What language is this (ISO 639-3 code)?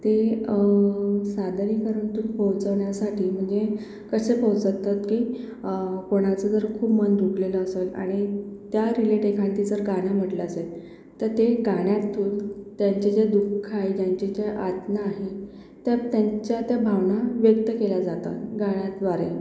mar